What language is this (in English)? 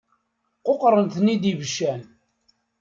Kabyle